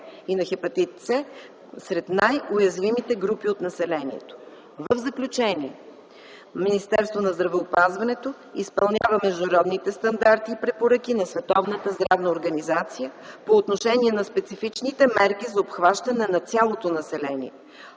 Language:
Bulgarian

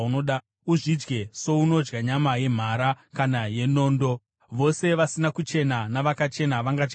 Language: Shona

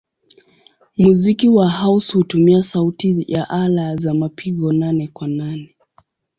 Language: Swahili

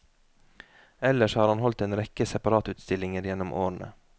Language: Norwegian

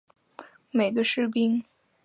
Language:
Chinese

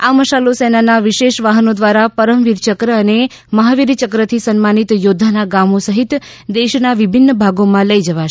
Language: Gujarati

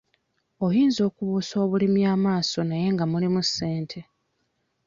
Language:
Ganda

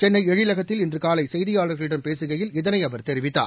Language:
Tamil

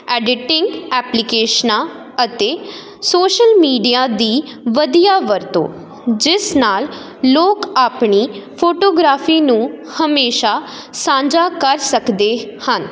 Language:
Punjabi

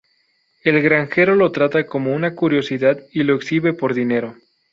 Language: Spanish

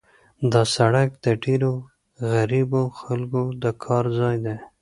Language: Pashto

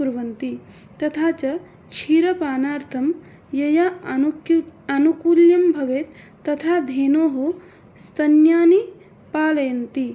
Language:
Sanskrit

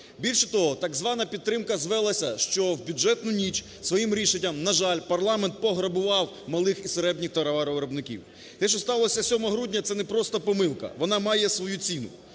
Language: Ukrainian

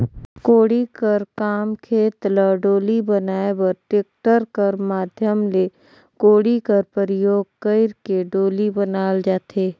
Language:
Chhattisgarhi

